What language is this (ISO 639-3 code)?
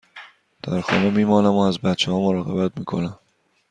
fas